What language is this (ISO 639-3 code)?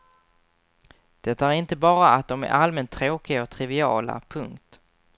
swe